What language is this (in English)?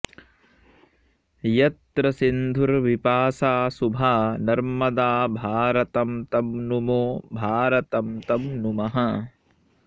Sanskrit